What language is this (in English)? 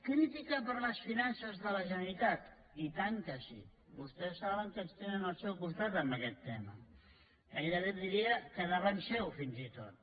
Catalan